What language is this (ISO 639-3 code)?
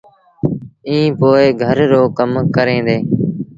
sbn